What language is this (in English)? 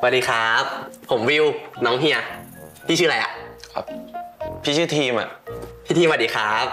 Thai